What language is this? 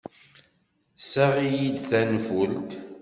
Kabyle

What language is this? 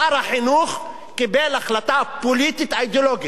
Hebrew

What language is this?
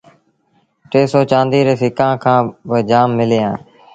Sindhi Bhil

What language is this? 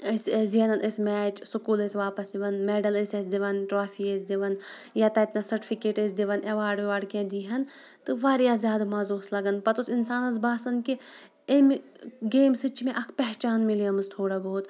Kashmiri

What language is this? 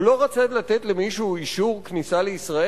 Hebrew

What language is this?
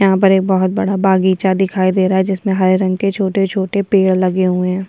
Hindi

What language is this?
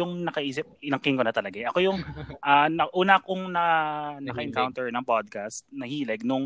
Filipino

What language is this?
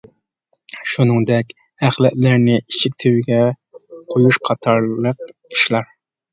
Uyghur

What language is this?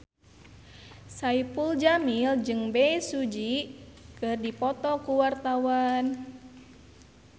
Sundanese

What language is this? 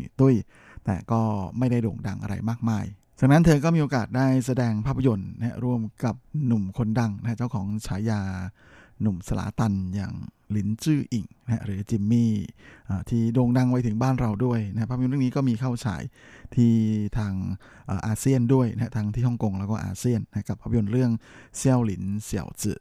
Thai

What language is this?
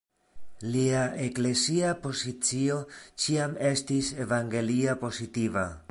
Esperanto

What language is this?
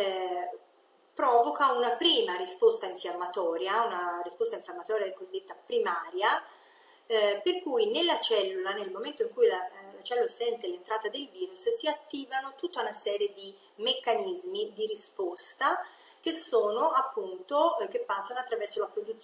Italian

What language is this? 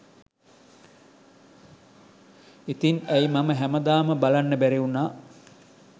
Sinhala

